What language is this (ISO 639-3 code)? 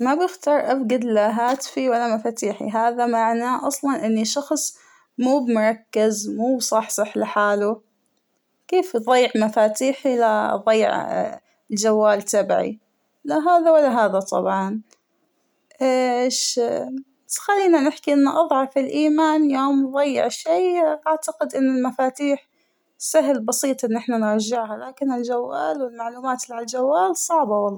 acw